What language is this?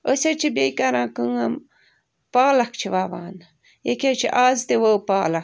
Kashmiri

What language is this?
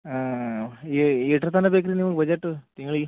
Kannada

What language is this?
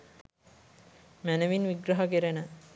Sinhala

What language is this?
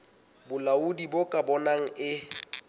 Southern Sotho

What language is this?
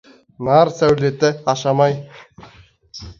Kazakh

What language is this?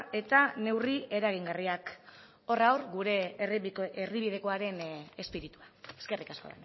Basque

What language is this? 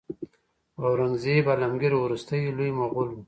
Pashto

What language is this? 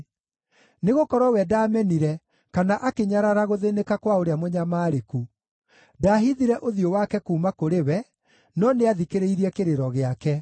Kikuyu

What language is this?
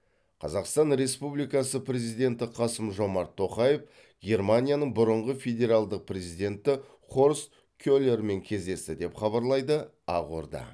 Kazakh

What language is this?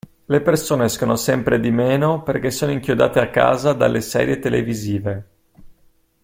Italian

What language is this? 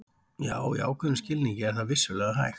Icelandic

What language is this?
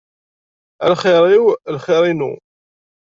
Kabyle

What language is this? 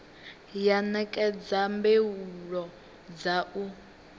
Venda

